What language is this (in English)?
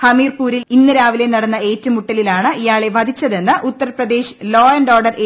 Malayalam